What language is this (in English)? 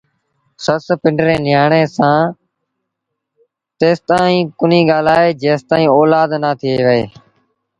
Sindhi Bhil